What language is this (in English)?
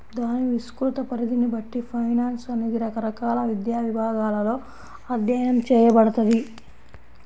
Telugu